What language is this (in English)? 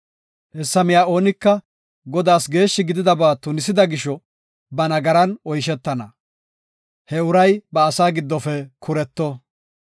Gofa